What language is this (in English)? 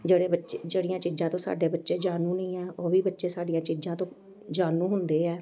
Punjabi